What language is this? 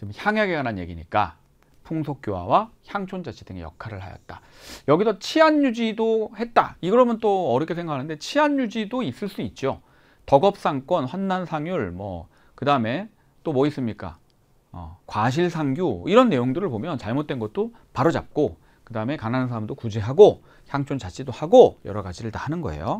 Korean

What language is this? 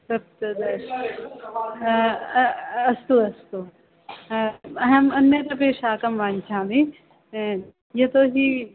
Sanskrit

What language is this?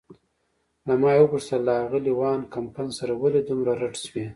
Pashto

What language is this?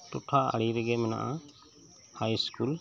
Santali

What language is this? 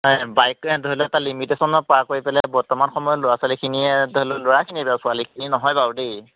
Assamese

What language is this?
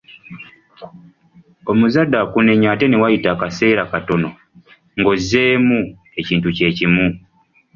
Ganda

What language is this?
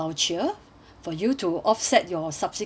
English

